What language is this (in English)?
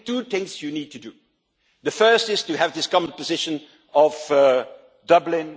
English